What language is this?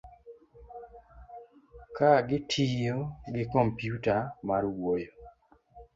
Luo (Kenya and Tanzania)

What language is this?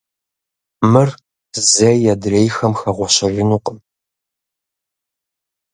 Kabardian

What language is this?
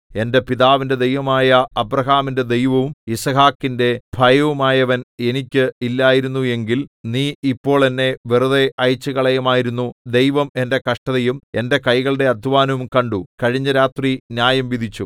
Malayalam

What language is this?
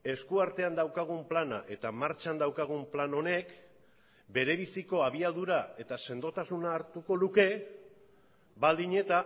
Basque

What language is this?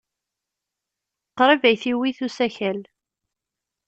Kabyle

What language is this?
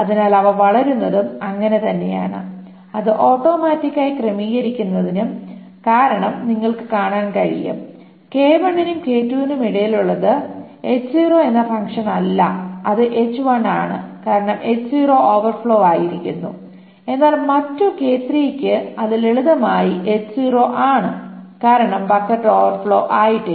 Malayalam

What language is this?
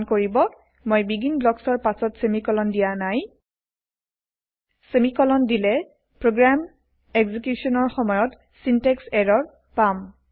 Assamese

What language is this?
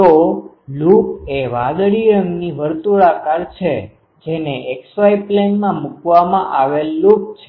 Gujarati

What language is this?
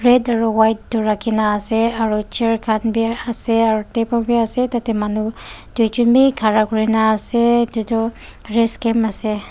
Naga Pidgin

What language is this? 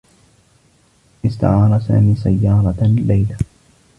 Arabic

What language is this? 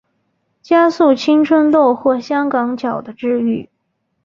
Chinese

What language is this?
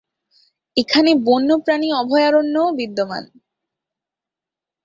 Bangla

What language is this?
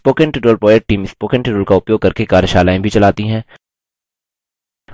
Hindi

